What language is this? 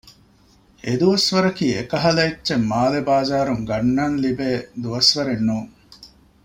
Divehi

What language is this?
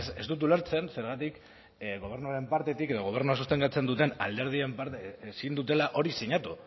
Basque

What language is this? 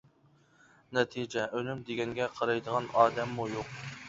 Uyghur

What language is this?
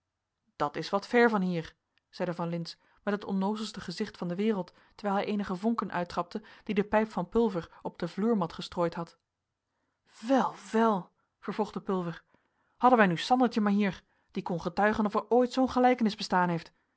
Dutch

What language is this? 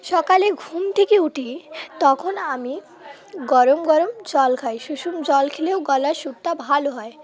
Bangla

